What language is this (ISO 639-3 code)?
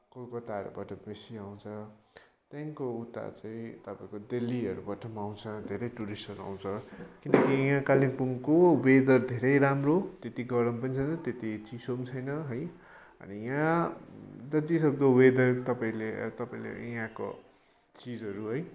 nep